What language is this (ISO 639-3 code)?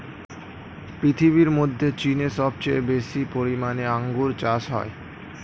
ben